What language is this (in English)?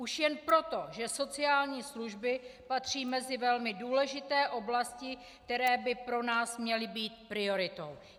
Czech